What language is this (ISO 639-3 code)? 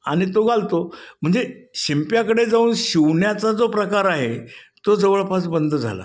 mar